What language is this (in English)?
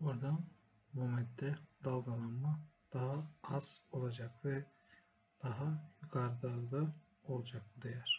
Turkish